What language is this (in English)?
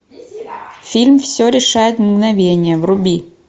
Russian